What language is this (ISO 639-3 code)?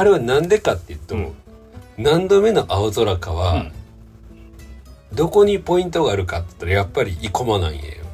jpn